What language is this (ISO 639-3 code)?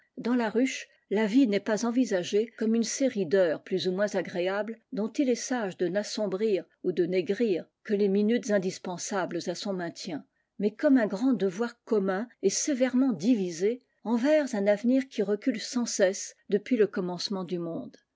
fra